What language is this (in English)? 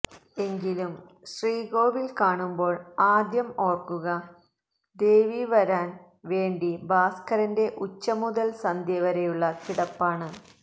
Malayalam